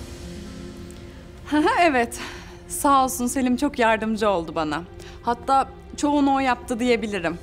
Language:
Turkish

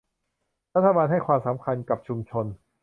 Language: Thai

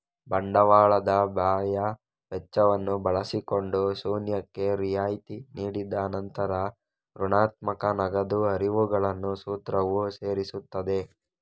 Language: Kannada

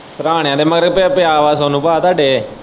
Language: Punjabi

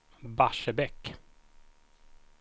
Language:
Swedish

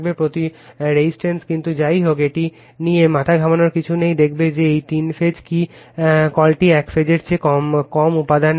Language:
Bangla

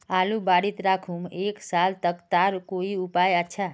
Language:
Magahi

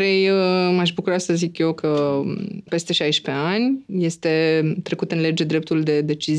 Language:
Romanian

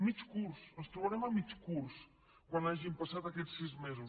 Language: Catalan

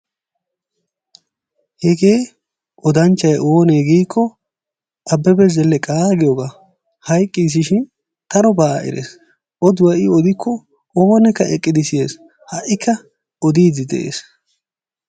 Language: Wolaytta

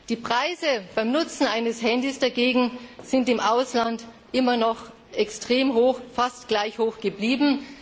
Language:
German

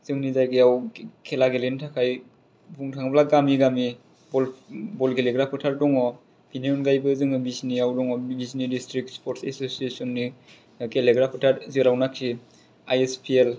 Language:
Bodo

